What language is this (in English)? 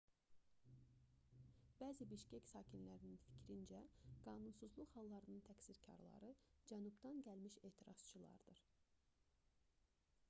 Azerbaijani